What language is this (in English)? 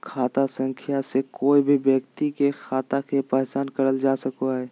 Magahi